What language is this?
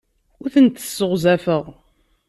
Kabyle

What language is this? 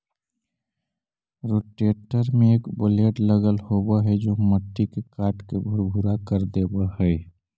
Magahi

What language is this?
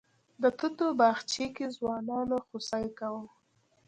Pashto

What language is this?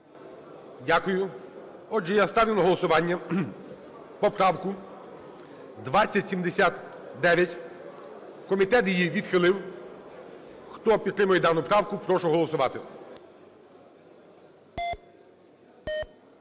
Ukrainian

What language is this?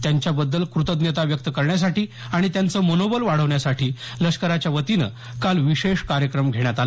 Marathi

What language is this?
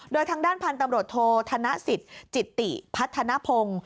Thai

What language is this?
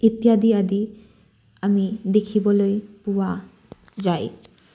Assamese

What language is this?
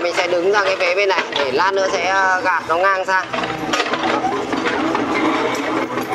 Vietnamese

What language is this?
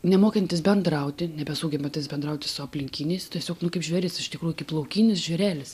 Lithuanian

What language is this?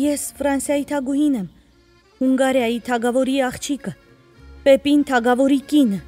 Romanian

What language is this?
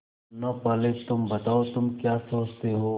Hindi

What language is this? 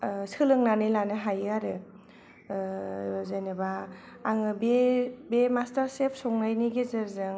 Bodo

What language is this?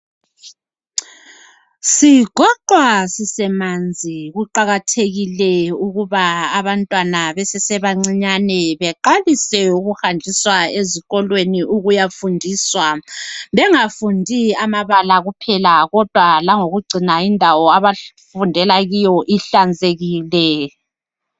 North Ndebele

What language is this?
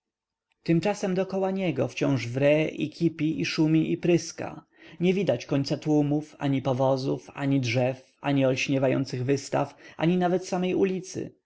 Polish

